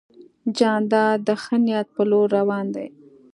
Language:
Pashto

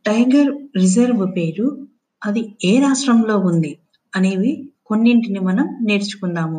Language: Telugu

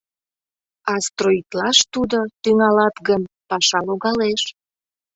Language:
Mari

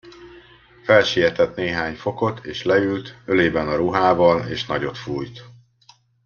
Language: Hungarian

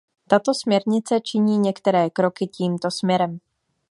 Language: Czech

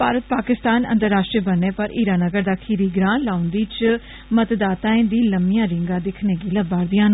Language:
Dogri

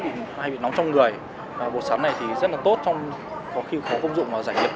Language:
Vietnamese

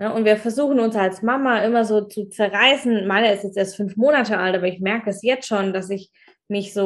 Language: German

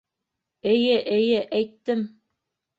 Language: Bashkir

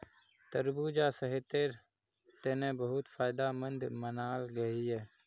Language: Magahi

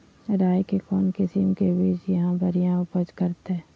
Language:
Magahi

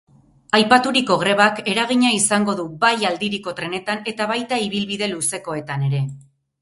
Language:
Basque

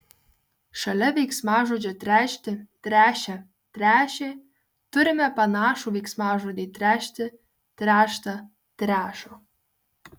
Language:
Lithuanian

